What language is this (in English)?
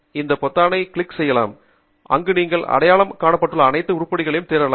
Tamil